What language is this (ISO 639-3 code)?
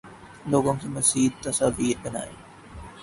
urd